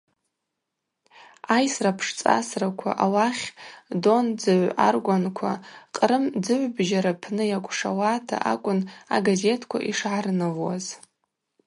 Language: Abaza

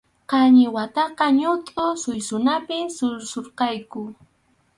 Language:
Arequipa-La Unión Quechua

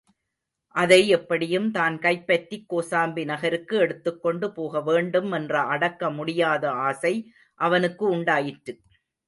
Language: Tamil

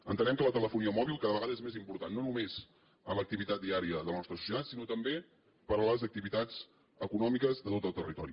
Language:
Catalan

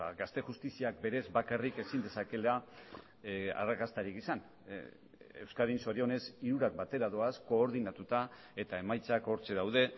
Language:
Basque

